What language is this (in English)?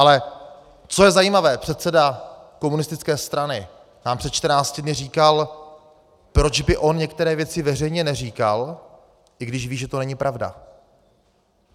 Czech